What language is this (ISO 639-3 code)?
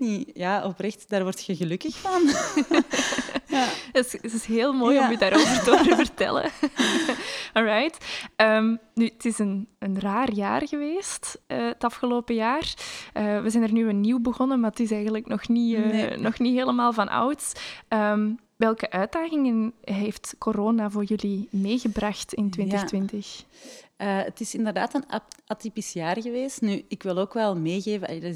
nld